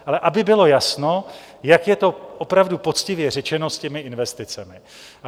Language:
Czech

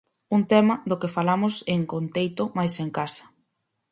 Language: Galician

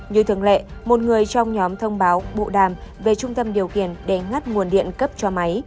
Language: Vietnamese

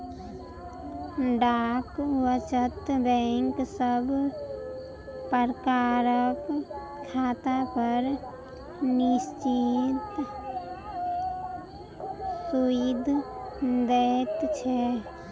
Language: Maithili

